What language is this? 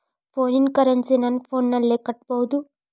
Kannada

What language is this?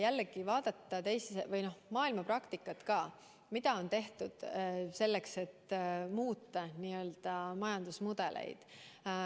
Estonian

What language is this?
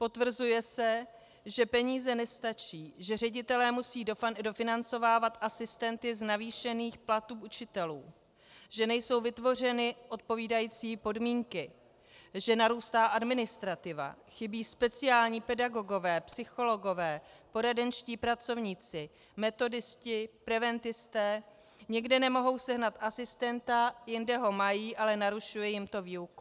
Czech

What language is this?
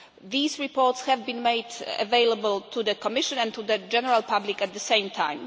English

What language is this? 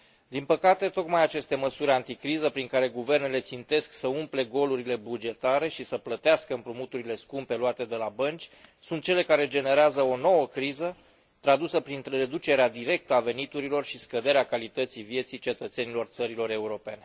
Romanian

